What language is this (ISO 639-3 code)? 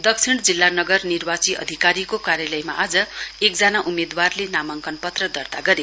nep